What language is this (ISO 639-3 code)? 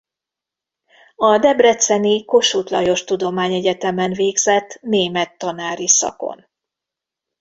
hun